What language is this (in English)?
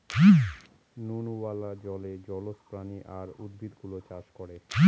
Bangla